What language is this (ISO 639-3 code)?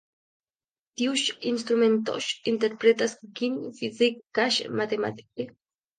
epo